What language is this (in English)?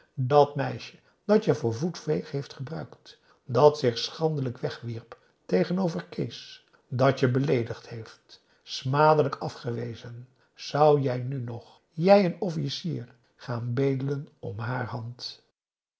Dutch